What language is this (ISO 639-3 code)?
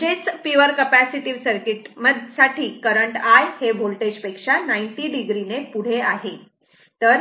mar